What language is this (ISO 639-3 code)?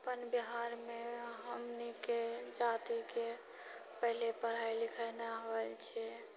mai